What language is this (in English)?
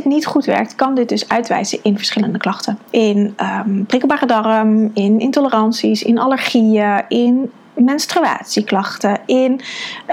Dutch